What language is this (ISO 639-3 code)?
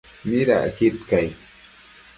mcf